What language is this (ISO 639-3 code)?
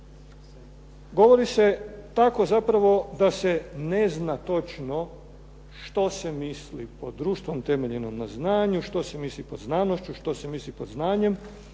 hrv